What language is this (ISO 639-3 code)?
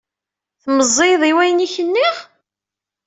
kab